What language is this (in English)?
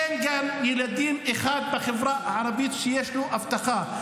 Hebrew